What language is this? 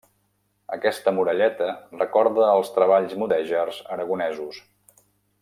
Catalan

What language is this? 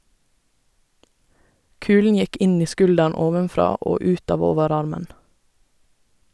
Norwegian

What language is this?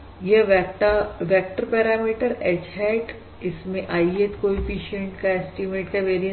Hindi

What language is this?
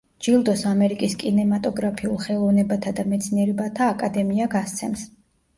Georgian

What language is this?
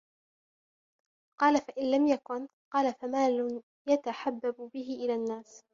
Arabic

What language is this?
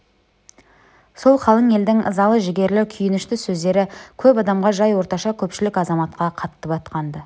Kazakh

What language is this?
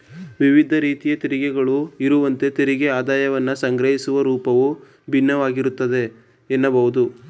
Kannada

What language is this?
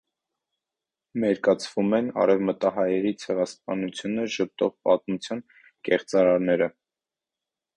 Armenian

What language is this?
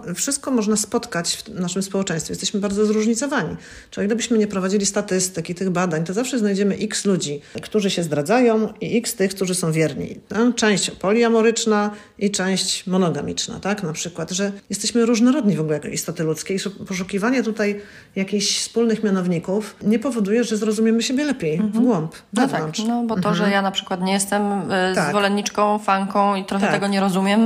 Polish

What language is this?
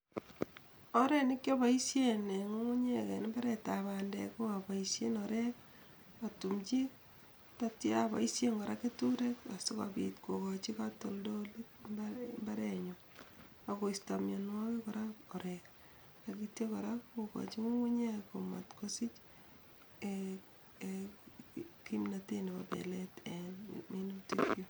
Kalenjin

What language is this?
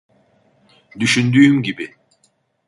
Turkish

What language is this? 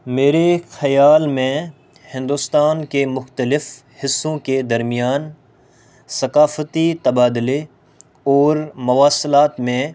Urdu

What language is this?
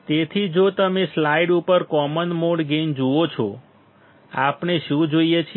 Gujarati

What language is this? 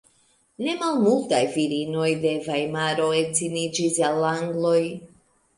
Esperanto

